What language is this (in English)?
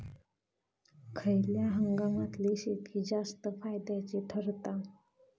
Marathi